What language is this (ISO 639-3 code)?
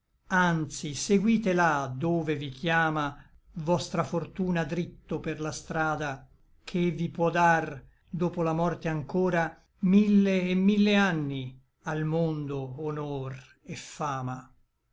ita